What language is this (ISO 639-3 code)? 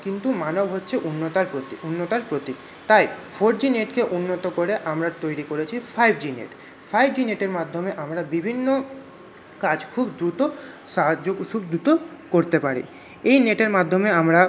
ben